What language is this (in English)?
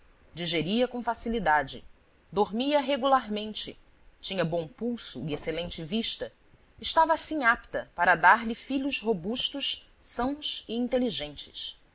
Portuguese